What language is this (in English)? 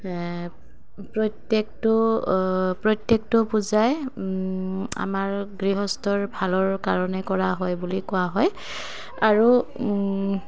Assamese